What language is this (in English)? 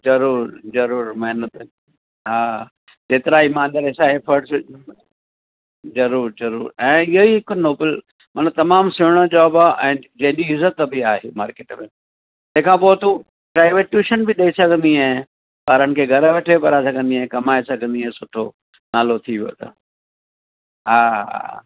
Sindhi